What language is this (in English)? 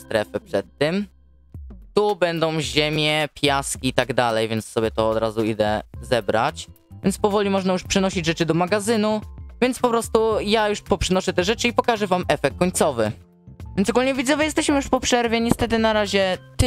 Polish